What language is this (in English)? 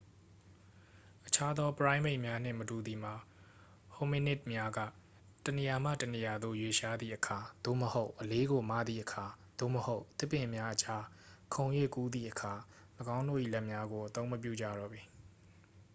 Burmese